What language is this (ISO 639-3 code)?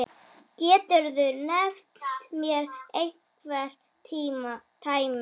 isl